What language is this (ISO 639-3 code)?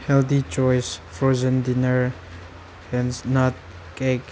mni